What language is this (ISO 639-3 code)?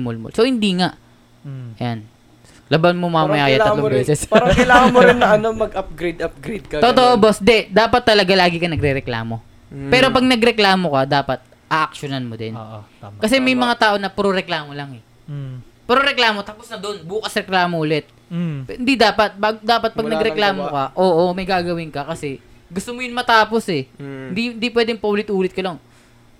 fil